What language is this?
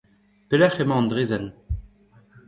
Breton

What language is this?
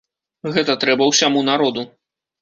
Belarusian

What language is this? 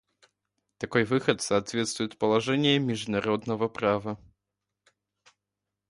Russian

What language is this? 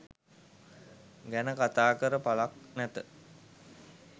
Sinhala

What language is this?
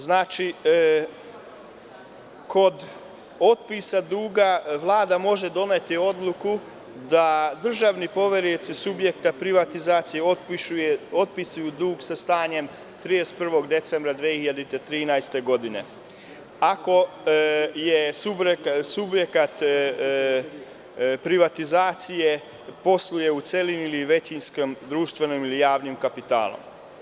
Serbian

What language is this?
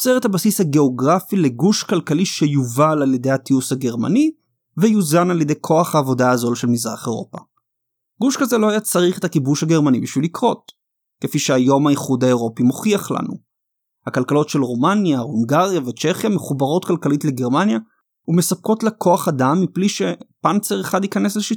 Hebrew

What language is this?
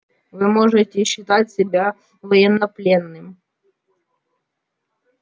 Russian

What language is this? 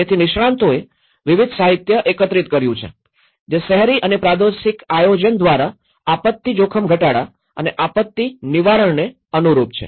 Gujarati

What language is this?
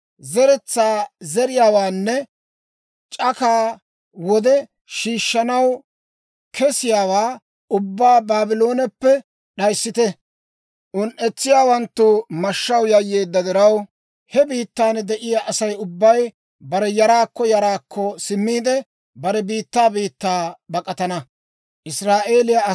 Dawro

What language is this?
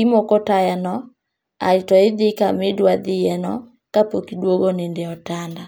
Luo (Kenya and Tanzania)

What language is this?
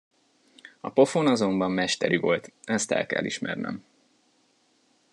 Hungarian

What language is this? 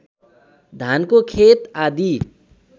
Nepali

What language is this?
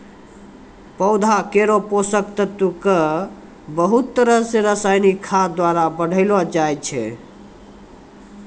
Maithili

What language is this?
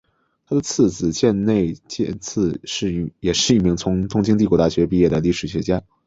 Chinese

